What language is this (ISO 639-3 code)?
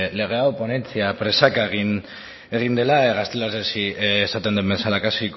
eus